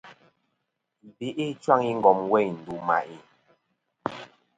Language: Kom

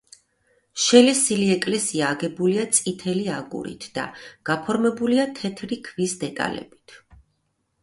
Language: Georgian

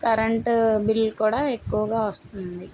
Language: Telugu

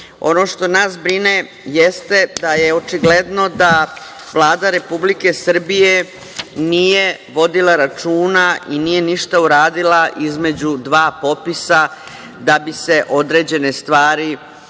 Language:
Serbian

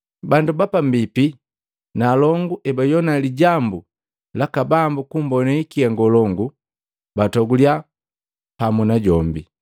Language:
Matengo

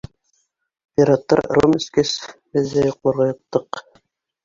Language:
Bashkir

